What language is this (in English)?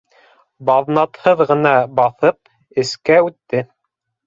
Bashkir